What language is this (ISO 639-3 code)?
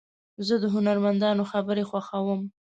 pus